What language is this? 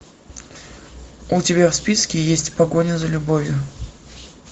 Russian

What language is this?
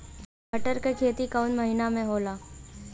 Bhojpuri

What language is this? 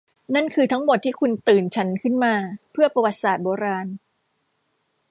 Thai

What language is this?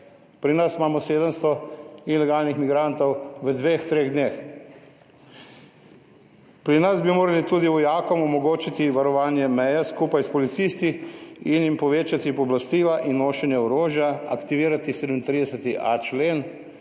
Slovenian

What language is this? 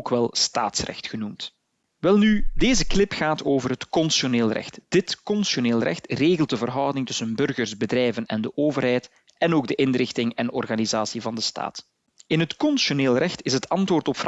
Dutch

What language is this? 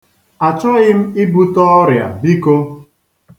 Igbo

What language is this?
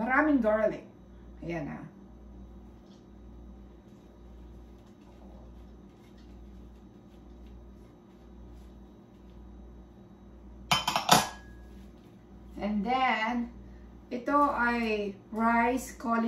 Filipino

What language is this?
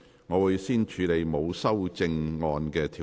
Cantonese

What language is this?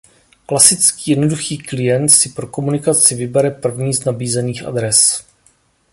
Czech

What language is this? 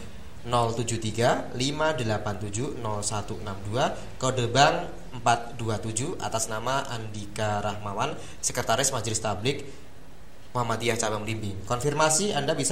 Indonesian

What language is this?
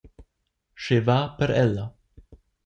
Romansh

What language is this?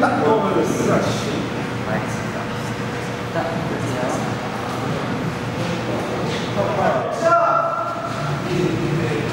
Korean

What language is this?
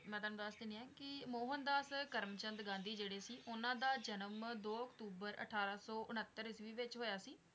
Punjabi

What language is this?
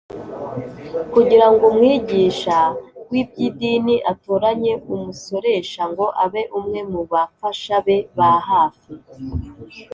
Kinyarwanda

